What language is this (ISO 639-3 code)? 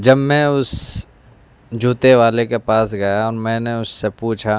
urd